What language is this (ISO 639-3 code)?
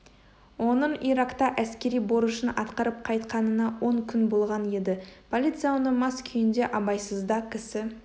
kaz